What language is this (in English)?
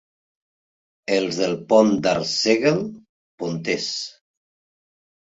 Catalan